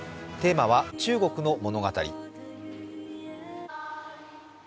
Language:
Japanese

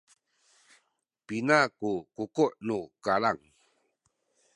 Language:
Sakizaya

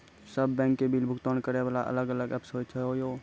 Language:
Maithili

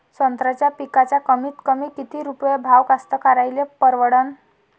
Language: Marathi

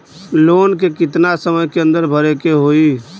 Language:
Bhojpuri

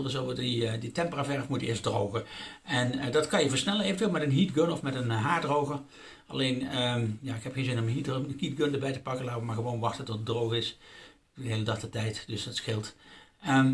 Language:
Dutch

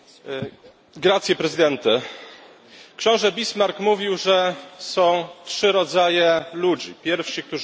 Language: Polish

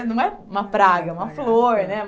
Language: Portuguese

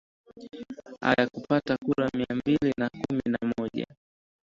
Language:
Swahili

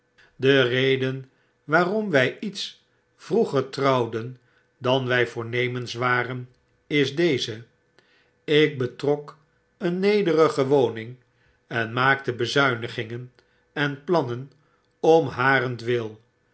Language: Dutch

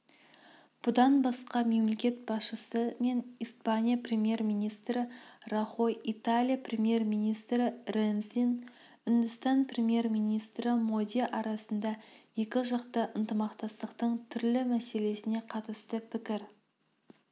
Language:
Kazakh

